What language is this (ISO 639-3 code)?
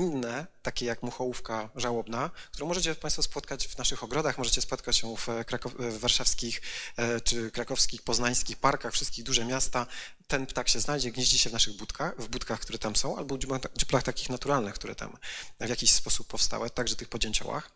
pol